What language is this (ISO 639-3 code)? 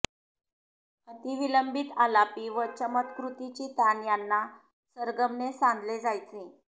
mar